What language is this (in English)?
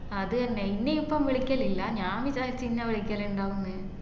Malayalam